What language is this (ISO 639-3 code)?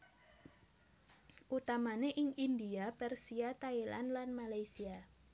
jav